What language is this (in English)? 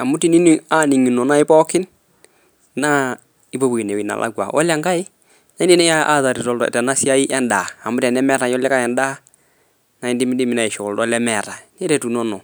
Masai